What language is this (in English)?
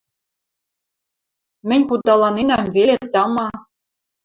Western Mari